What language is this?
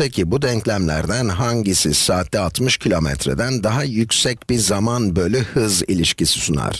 Turkish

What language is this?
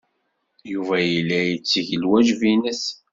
Kabyle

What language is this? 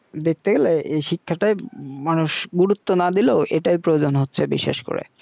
Bangla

